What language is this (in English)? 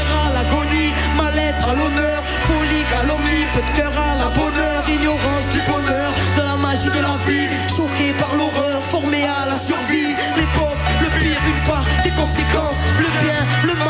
Slovak